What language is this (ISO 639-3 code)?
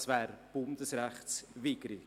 gsw